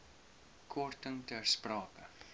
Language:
Afrikaans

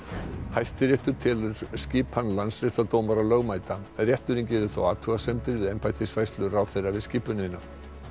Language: Icelandic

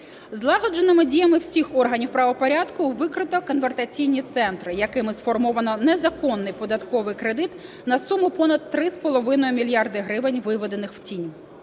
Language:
Ukrainian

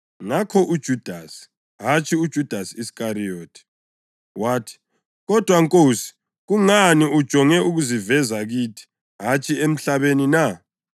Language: North Ndebele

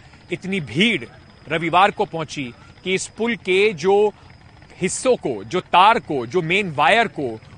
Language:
Hindi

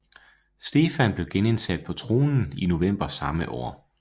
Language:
Danish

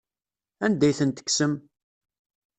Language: Kabyle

